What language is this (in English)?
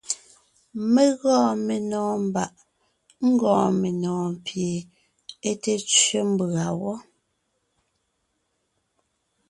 Ngiemboon